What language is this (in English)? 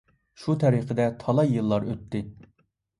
Uyghur